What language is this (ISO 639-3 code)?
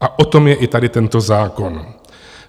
ces